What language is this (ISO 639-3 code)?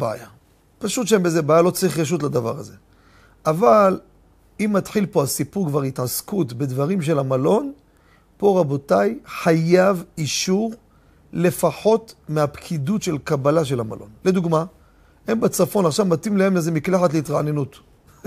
heb